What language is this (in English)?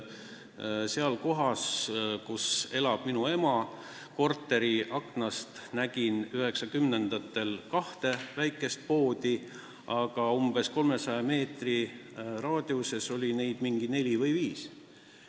Estonian